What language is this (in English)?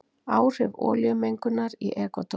Icelandic